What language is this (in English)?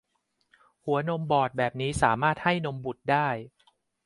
Thai